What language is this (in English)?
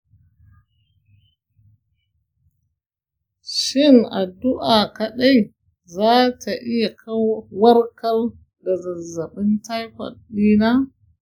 Hausa